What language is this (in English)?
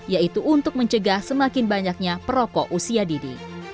Indonesian